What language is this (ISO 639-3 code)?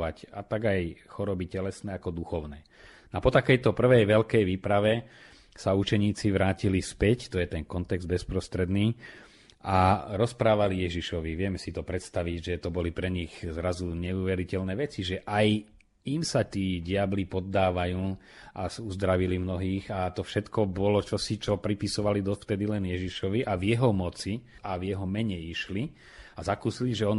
slk